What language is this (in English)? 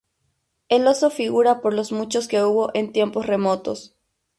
Spanish